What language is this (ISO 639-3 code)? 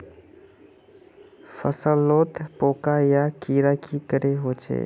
mag